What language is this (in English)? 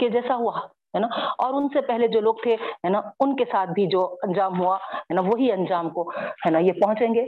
Urdu